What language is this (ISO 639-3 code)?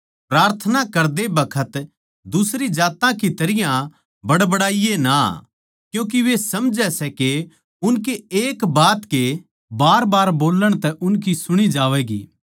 bgc